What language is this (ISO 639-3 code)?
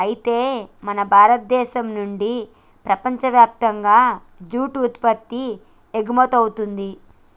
tel